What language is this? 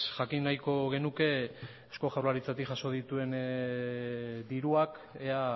Basque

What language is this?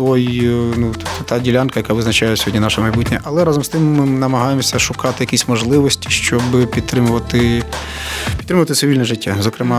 Ukrainian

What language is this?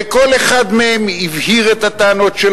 Hebrew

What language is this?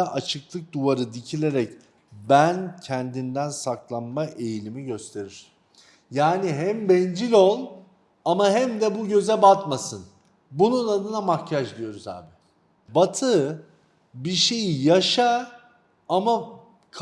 Turkish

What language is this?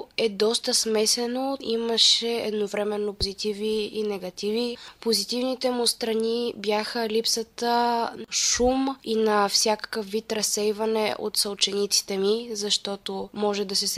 Bulgarian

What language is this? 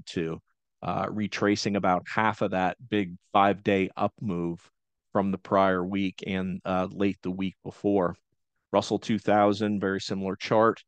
English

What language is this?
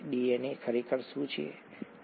Gujarati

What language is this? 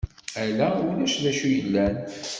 Kabyle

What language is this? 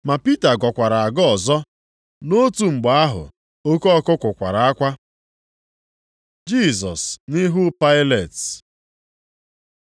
Igbo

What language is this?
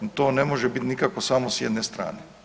Croatian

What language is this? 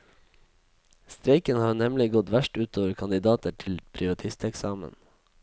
Norwegian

